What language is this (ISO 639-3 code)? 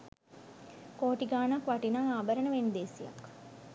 sin